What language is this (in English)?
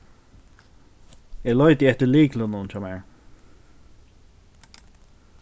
Faroese